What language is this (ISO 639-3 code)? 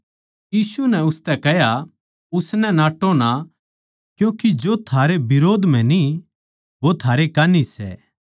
bgc